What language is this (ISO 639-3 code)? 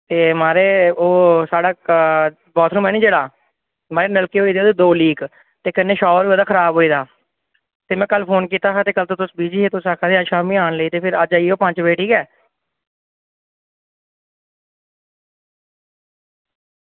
doi